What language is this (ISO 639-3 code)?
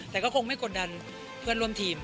tha